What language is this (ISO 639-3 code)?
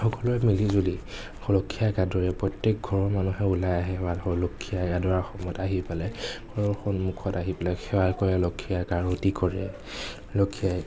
asm